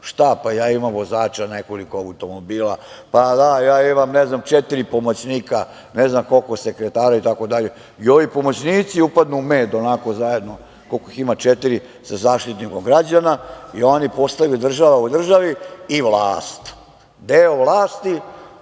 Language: Serbian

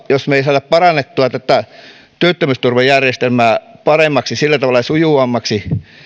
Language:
Finnish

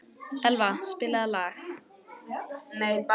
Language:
Icelandic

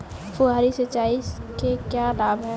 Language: Hindi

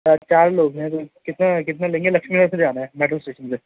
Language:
Urdu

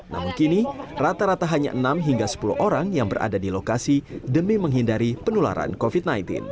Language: Indonesian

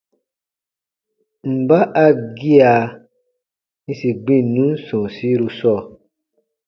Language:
Baatonum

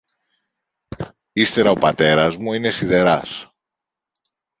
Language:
Greek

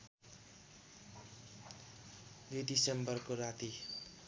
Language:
Nepali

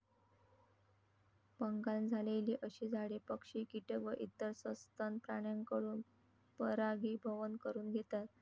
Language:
Marathi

